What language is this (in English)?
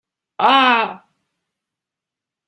Chinese